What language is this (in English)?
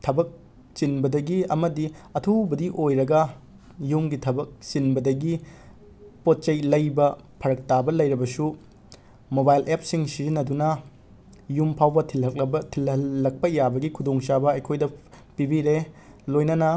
Manipuri